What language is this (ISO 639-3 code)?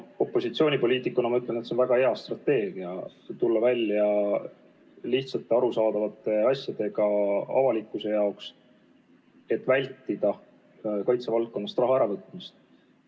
est